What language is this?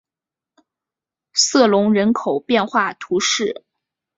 Chinese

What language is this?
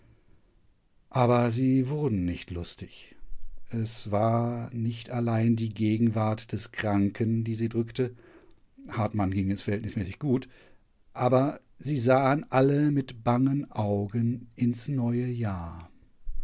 German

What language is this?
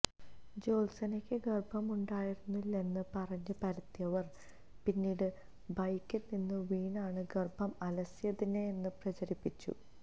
Malayalam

